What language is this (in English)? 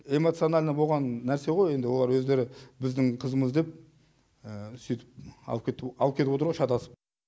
Kazakh